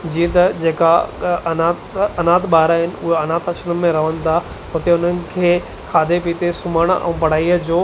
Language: Sindhi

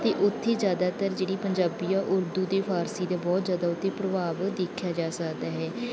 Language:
Punjabi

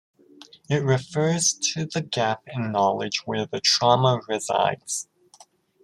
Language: English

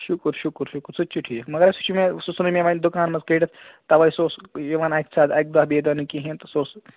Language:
Kashmiri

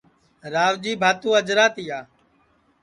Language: Sansi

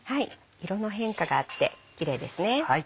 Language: Japanese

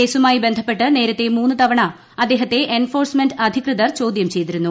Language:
Malayalam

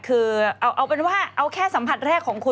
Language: Thai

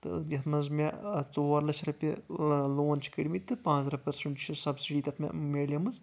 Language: Kashmiri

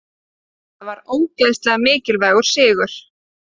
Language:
Icelandic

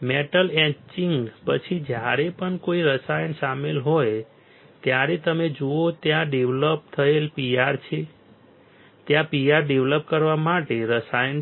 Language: Gujarati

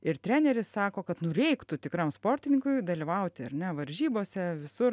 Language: Lithuanian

